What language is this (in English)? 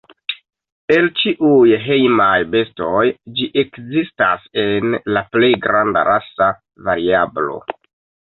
Esperanto